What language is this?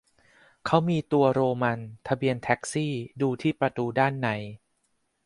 Thai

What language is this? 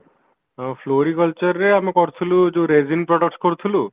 Odia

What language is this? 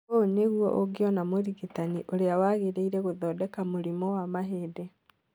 Kikuyu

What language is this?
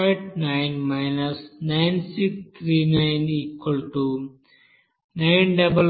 Telugu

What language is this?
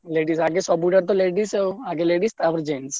Odia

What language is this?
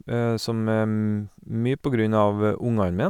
Norwegian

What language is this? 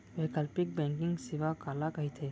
Chhattisgarhi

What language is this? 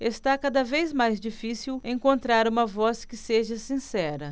Portuguese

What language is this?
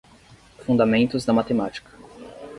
Portuguese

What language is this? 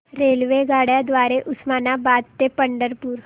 Marathi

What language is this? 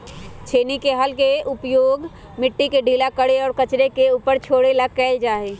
Magahi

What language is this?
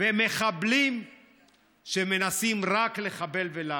Hebrew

